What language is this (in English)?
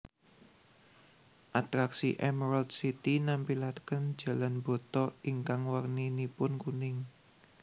Javanese